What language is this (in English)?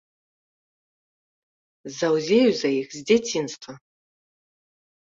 Belarusian